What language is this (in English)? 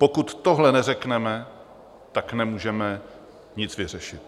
Czech